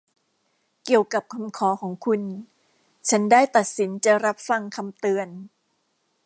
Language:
Thai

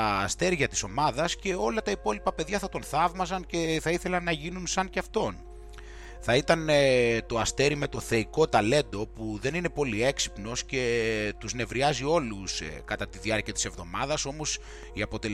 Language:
Greek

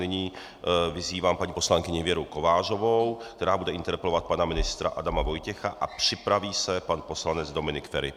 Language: Czech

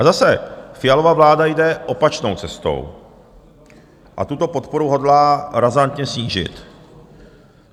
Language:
Czech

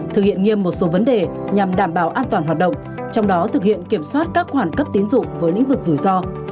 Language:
Vietnamese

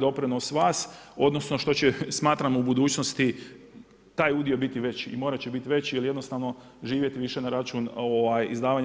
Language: Croatian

